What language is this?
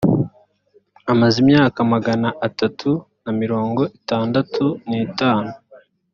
Kinyarwanda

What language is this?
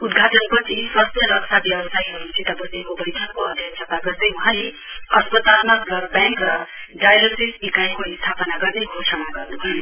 Nepali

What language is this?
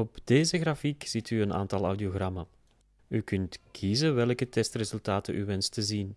Dutch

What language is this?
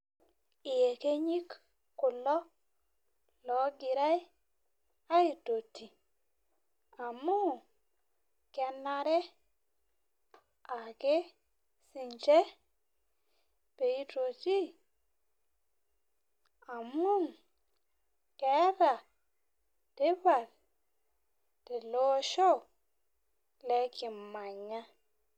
Masai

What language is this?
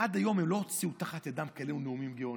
Hebrew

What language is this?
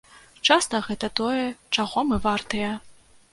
Belarusian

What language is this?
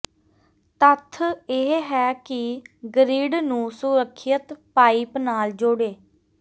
Punjabi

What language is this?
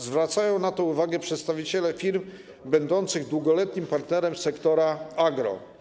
Polish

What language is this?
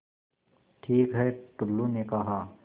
Hindi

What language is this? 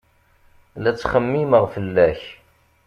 Kabyle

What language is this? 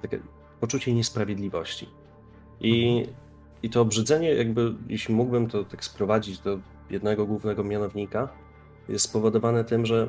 Polish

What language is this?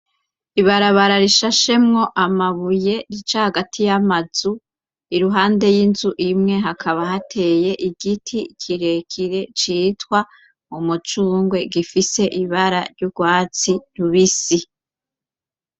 Rundi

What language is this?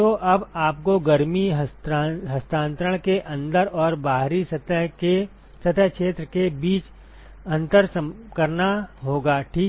Hindi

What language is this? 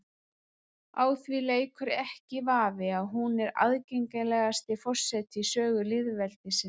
Icelandic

